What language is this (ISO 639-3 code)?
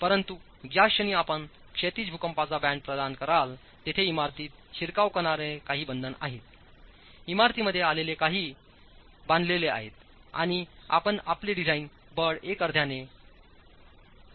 mar